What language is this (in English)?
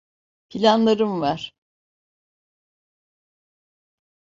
Turkish